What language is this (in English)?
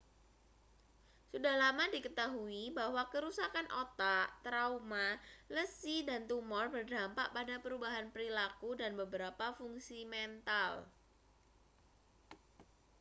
Indonesian